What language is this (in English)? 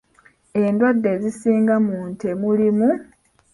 Ganda